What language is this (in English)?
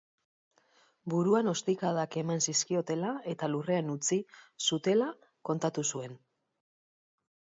Basque